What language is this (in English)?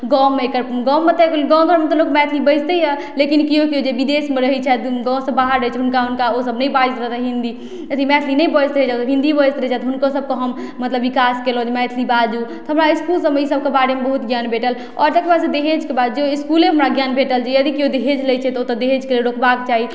Maithili